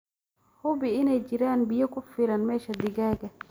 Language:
Somali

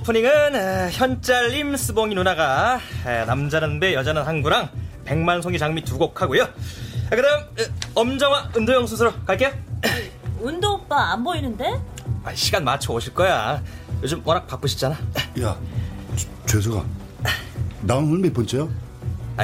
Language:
Korean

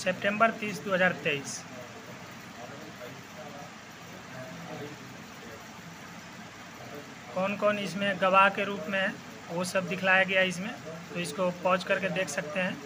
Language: Hindi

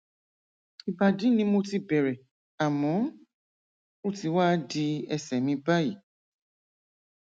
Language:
Yoruba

